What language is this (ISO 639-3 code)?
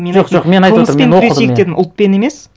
kaz